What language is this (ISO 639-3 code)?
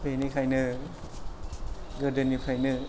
brx